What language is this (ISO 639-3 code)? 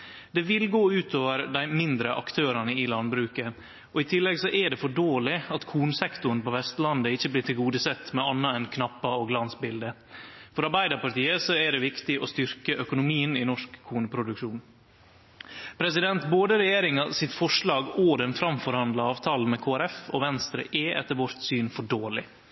nno